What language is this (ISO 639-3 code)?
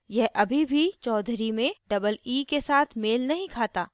hin